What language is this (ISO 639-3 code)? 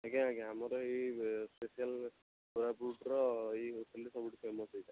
ori